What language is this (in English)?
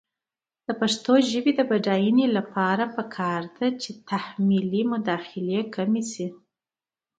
Pashto